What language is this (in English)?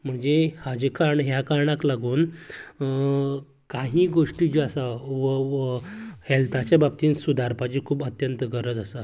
Konkani